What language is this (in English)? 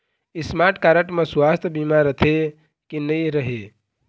Chhattisgarhi